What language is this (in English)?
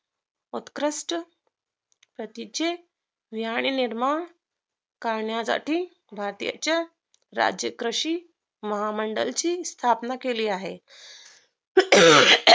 Marathi